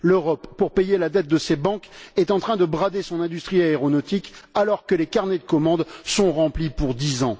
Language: French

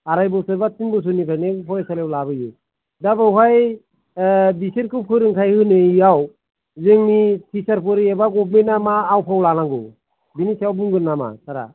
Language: Bodo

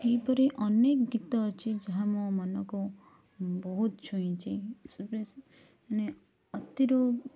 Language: Odia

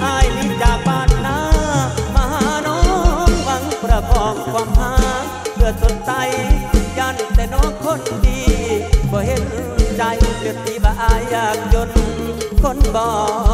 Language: Thai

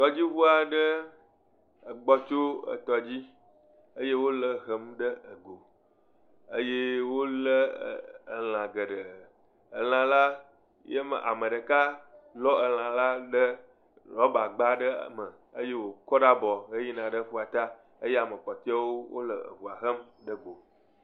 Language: Ewe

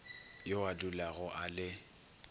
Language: Northern Sotho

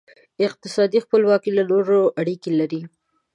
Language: Pashto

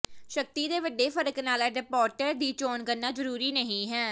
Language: Punjabi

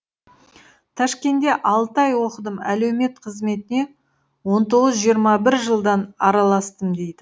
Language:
Kazakh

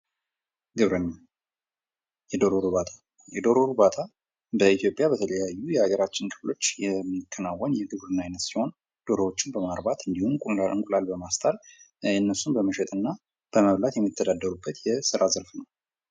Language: Amharic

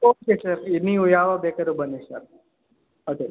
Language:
Kannada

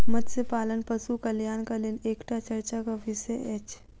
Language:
Maithili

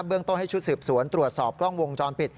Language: Thai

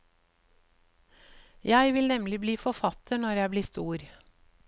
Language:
Norwegian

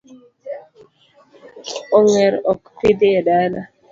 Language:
Luo (Kenya and Tanzania)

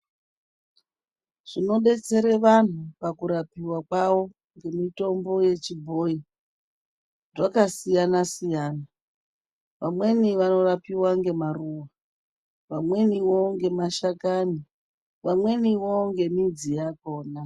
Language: Ndau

